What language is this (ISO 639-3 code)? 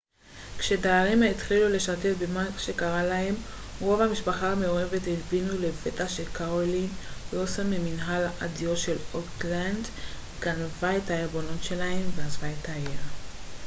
heb